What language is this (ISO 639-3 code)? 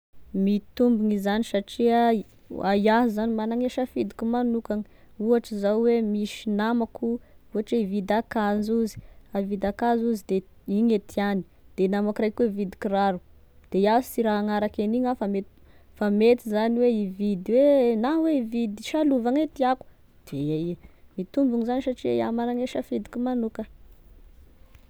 tkg